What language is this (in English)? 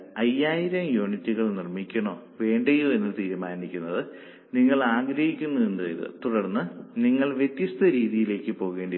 Malayalam